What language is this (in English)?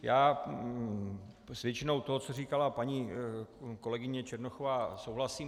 Czech